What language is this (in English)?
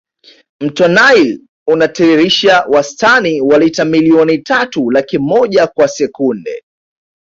Swahili